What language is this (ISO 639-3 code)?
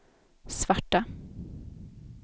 swe